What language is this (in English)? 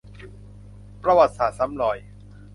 Thai